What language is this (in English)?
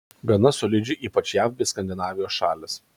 Lithuanian